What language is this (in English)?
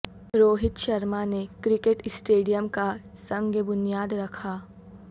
Urdu